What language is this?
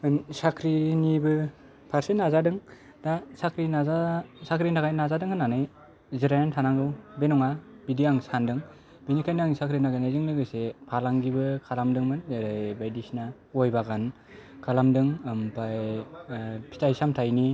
Bodo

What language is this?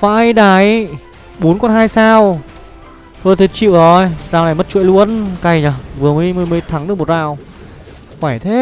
Vietnamese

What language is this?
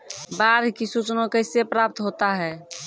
Maithili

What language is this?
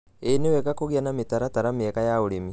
Kikuyu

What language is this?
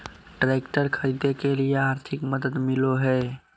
Magahi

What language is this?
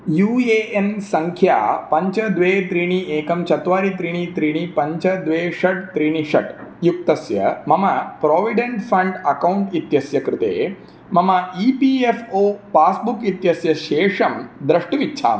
Sanskrit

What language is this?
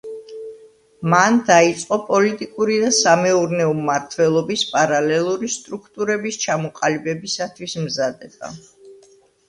Georgian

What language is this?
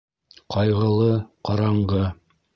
Bashkir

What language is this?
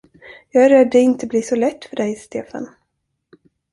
Swedish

